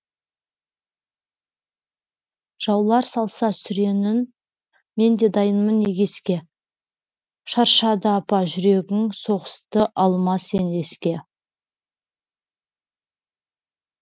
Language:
Kazakh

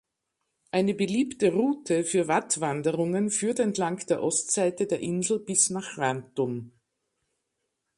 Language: German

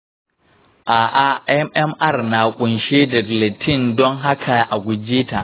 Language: Hausa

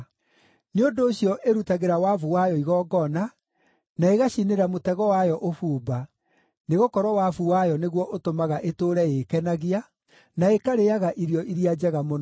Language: Kikuyu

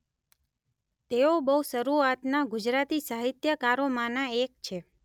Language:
Gujarati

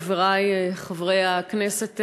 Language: Hebrew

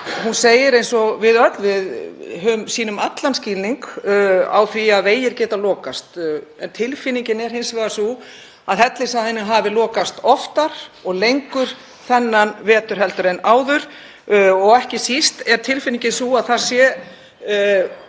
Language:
Icelandic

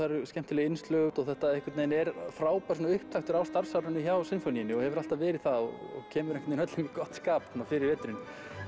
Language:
Icelandic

